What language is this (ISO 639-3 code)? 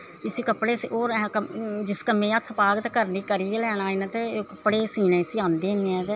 doi